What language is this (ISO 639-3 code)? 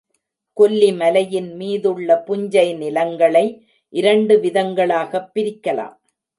tam